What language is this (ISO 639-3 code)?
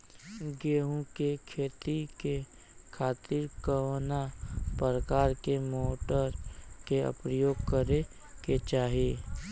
bho